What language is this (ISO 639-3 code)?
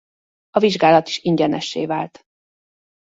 hun